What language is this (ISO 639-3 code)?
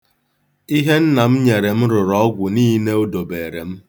ibo